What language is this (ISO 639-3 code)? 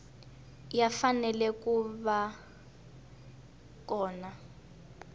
tso